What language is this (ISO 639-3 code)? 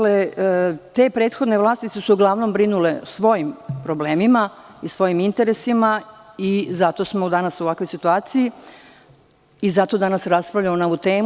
srp